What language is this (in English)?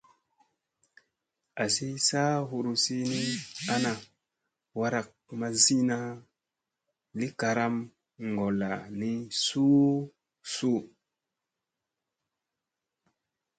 Musey